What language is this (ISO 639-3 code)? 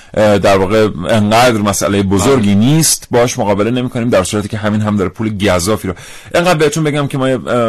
fas